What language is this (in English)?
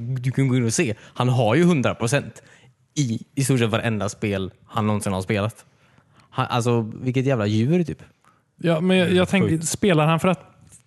Swedish